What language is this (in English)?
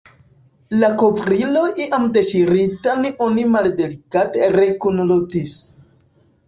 Esperanto